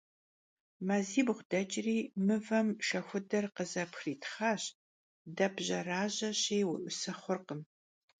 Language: Kabardian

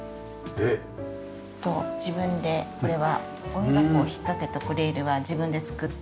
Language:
Japanese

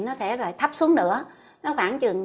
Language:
Vietnamese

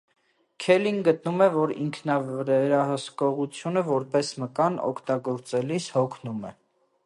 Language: Armenian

